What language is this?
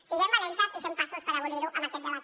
Catalan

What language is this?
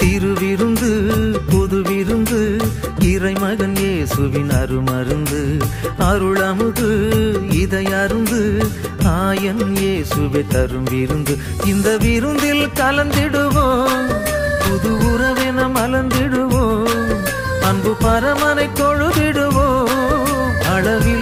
Indonesian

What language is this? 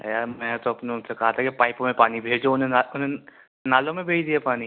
Urdu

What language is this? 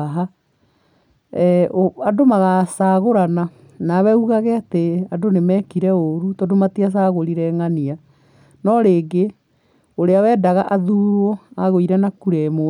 Kikuyu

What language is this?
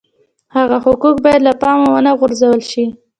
Pashto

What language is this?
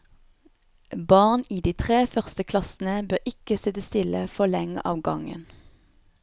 Norwegian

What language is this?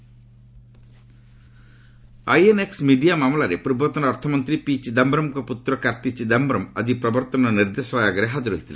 Odia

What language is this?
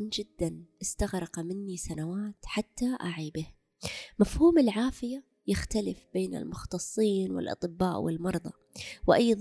Arabic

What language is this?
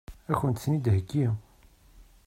Kabyle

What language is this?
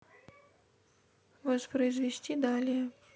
Russian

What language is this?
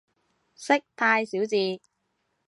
Cantonese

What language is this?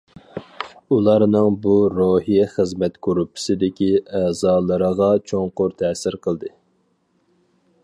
Uyghur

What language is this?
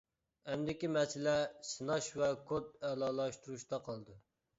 Uyghur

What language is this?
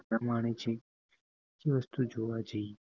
Gujarati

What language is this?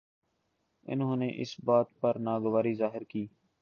Urdu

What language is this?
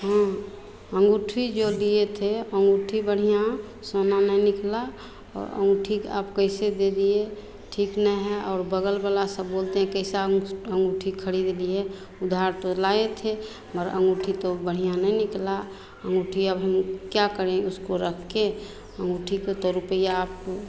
Hindi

